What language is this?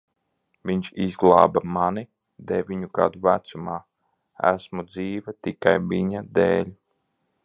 Latvian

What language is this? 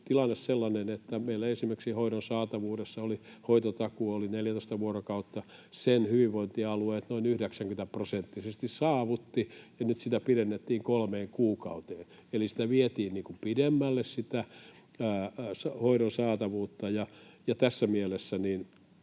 Finnish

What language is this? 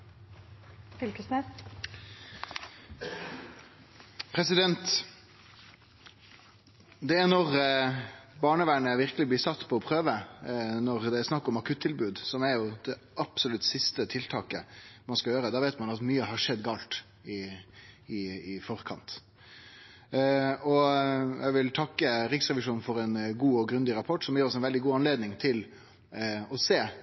Norwegian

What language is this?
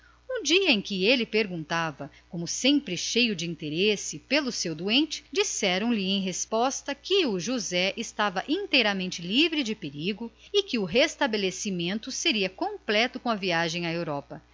Portuguese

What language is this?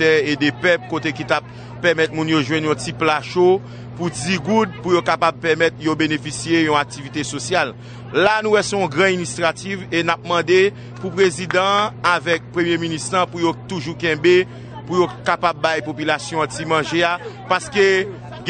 French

